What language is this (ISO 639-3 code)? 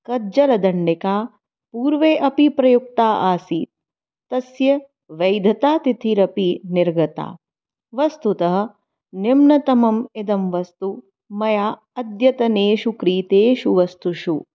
san